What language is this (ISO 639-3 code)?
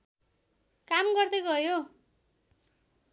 nep